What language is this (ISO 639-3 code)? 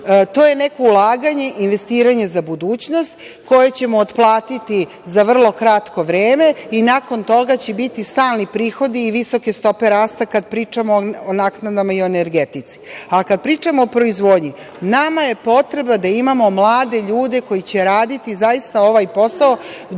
srp